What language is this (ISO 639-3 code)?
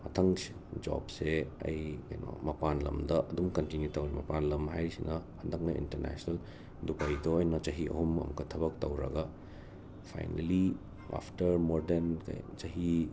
mni